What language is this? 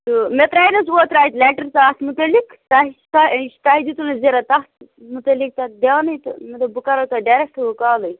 Kashmiri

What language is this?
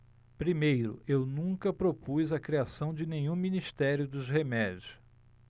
Portuguese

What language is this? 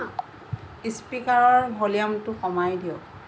Assamese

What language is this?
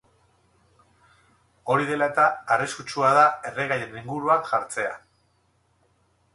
Basque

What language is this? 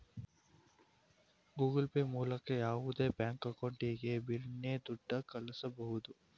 Kannada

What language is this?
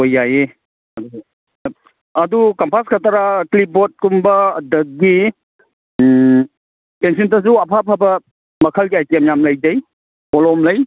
Manipuri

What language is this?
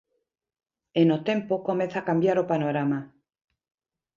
Galician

